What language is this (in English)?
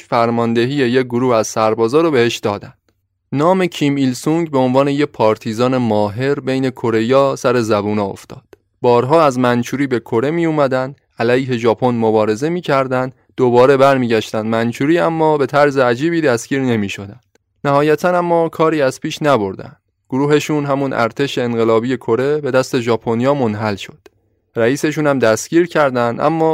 Persian